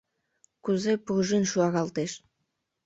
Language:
Mari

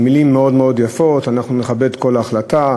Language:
Hebrew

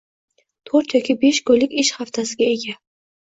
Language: Uzbek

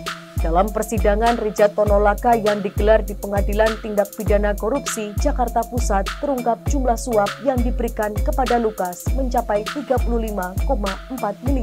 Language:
Indonesian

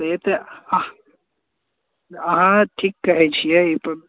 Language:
Maithili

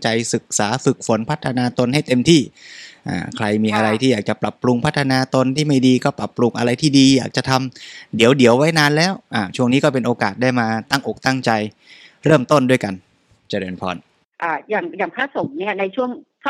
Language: Thai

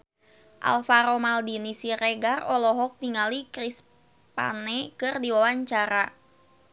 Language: Sundanese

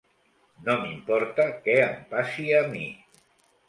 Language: Catalan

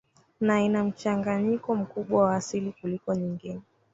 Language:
Swahili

